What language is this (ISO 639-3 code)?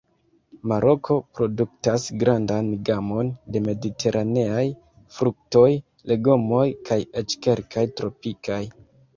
epo